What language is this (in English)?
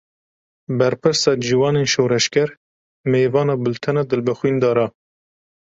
Kurdish